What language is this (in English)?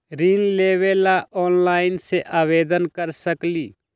Magahi